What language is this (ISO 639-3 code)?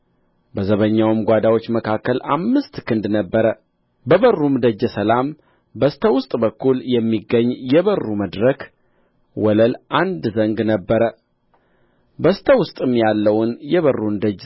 amh